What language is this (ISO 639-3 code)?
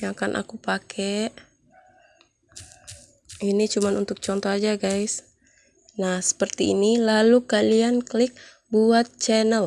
ind